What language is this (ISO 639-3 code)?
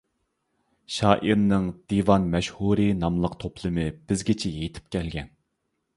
uig